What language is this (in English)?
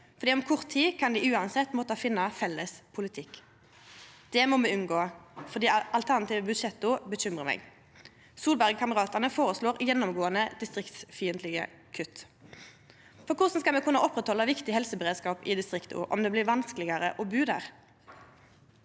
Norwegian